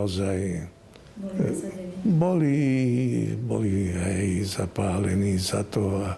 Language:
Slovak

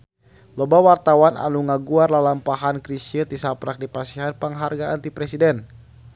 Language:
Sundanese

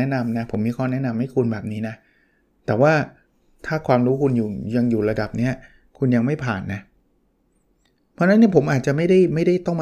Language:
Thai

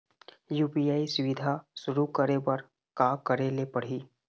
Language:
Chhattisgarhi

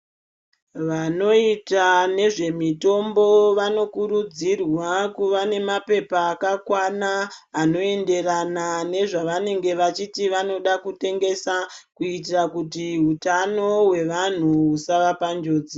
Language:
Ndau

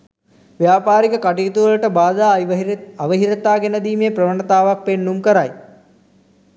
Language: Sinhala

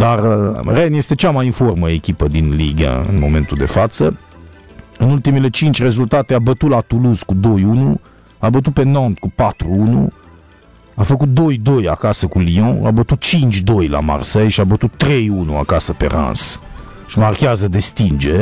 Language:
Romanian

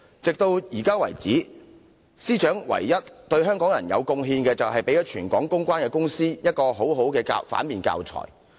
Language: Cantonese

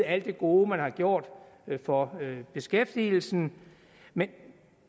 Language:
Danish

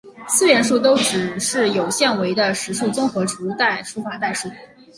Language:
Chinese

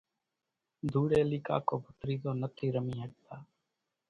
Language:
Kachi Koli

